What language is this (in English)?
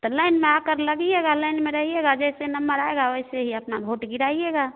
Hindi